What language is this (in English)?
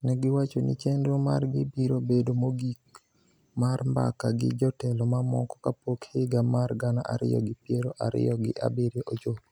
Luo (Kenya and Tanzania)